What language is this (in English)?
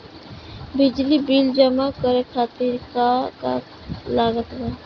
Bhojpuri